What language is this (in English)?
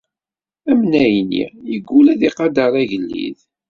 Kabyle